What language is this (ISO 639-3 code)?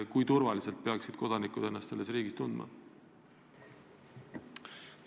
est